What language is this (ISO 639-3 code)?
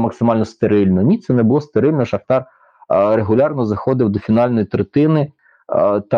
ukr